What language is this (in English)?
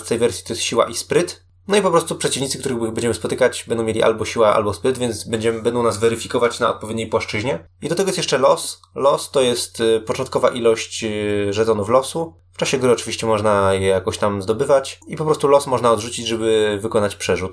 Polish